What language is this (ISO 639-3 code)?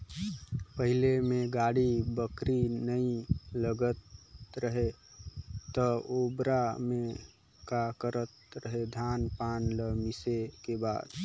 hne